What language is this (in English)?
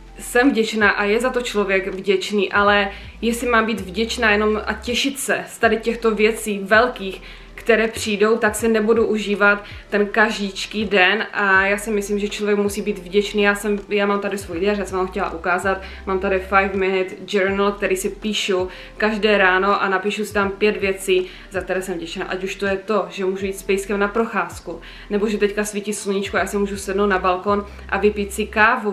Czech